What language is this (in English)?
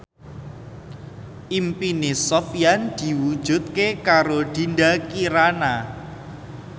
Javanese